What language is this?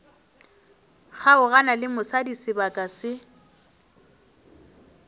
Northern Sotho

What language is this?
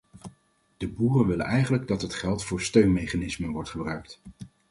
Dutch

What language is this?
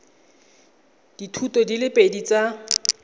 Tswana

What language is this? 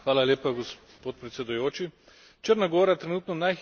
Slovenian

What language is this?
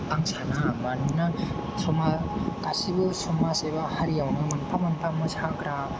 Bodo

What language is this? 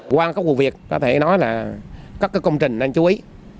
Vietnamese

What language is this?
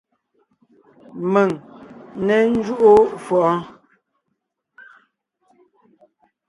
Ngiemboon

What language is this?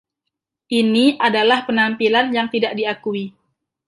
Indonesian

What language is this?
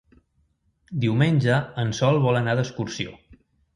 Catalan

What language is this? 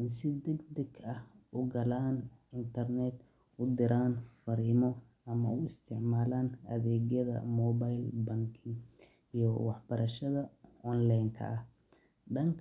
Somali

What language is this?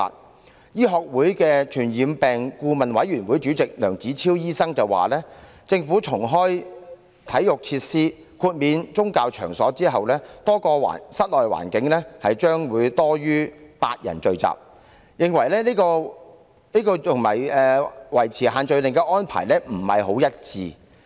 Cantonese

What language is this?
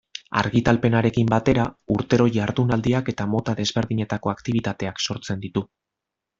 Basque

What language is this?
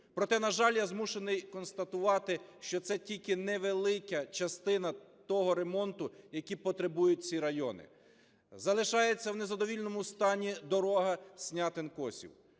Ukrainian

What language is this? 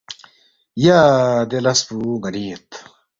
Balti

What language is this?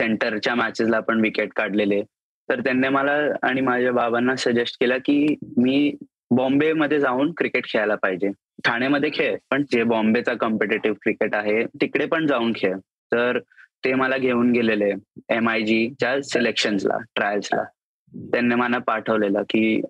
Marathi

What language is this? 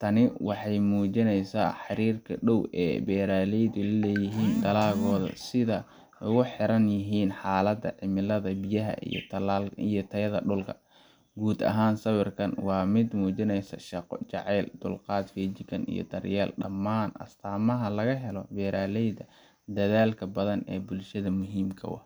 Somali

